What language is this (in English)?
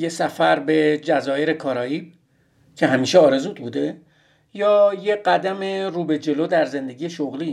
Persian